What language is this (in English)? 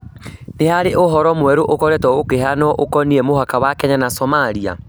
Kikuyu